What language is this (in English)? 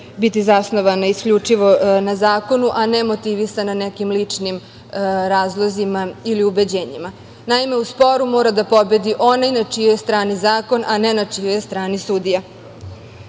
Serbian